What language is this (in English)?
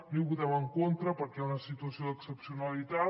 Catalan